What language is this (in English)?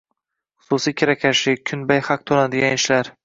Uzbek